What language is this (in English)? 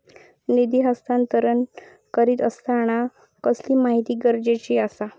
Marathi